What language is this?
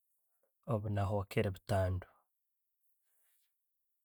Tooro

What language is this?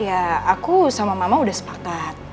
Indonesian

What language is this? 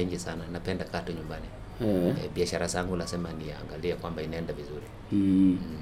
Swahili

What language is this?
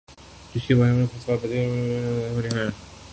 Urdu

